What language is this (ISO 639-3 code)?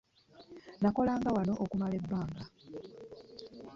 lug